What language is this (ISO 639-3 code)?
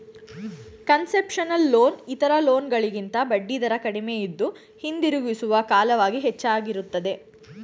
kan